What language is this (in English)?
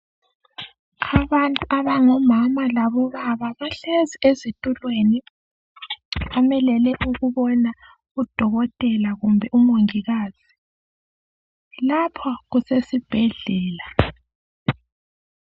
North Ndebele